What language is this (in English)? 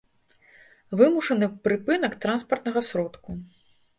Belarusian